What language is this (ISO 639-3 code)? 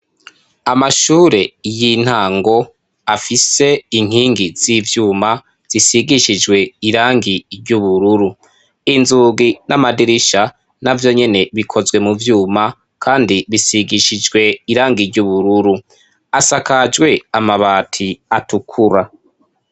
run